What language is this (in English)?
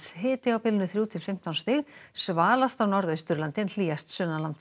Icelandic